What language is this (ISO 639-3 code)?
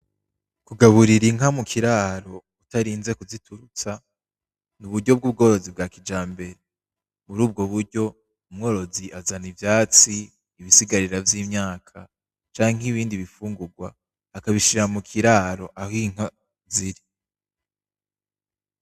run